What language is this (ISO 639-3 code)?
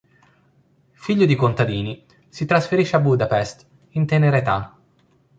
ita